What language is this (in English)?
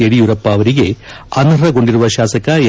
Kannada